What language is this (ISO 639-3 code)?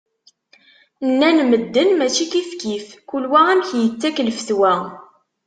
kab